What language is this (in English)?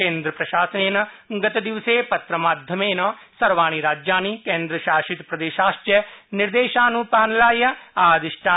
Sanskrit